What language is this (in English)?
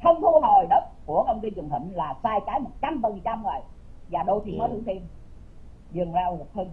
Vietnamese